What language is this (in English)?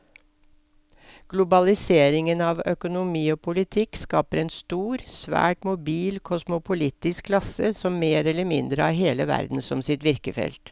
Norwegian